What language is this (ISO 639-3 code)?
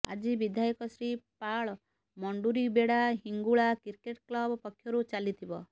ori